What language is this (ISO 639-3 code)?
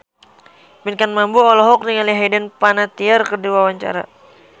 sun